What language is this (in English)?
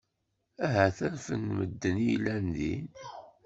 Kabyle